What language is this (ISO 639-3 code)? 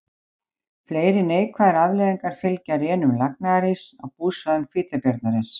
isl